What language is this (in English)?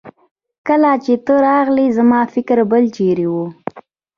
Pashto